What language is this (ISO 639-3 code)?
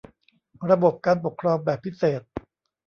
tha